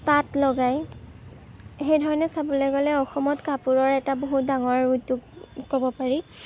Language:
Assamese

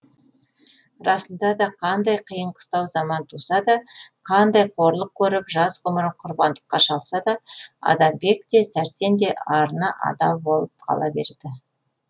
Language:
Kazakh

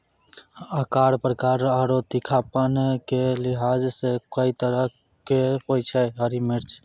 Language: Maithili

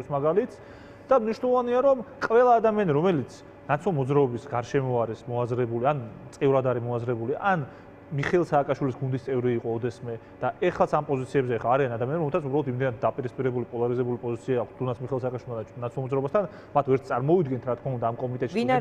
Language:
Romanian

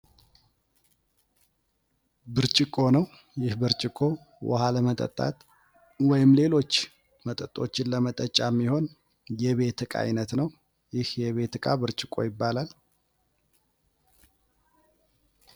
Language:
Amharic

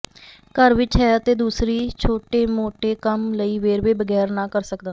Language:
Punjabi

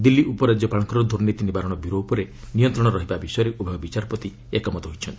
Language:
Odia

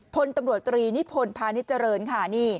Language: Thai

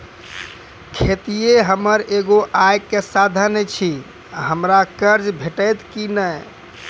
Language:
Maithili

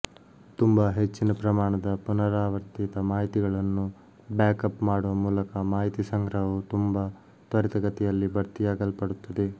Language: Kannada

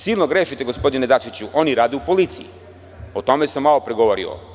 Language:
Serbian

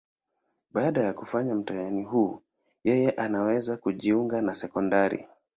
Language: Swahili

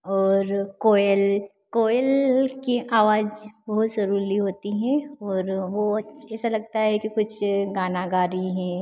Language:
Hindi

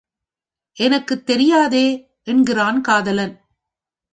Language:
Tamil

